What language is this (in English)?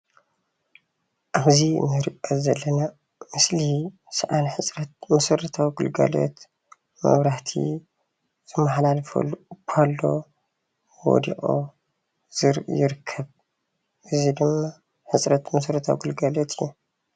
Tigrinya